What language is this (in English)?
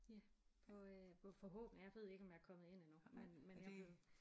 Danish